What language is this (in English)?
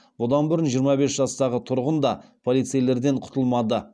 Kazakh